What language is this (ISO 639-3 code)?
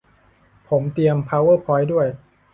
tha